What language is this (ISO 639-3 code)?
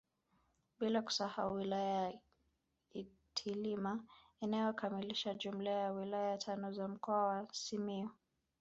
swa